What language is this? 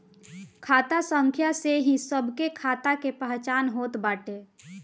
Bhojpuri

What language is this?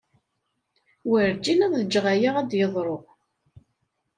Kabyle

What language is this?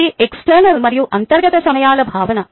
Telugu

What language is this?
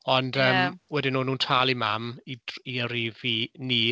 Welsh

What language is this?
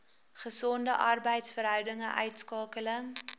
Afrikaans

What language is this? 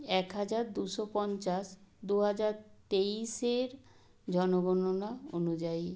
Bangla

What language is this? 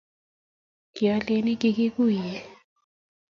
Kalenjin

